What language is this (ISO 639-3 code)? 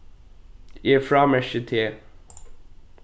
fao